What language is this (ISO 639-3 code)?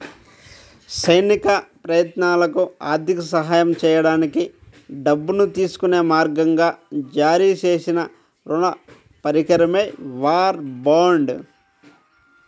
tel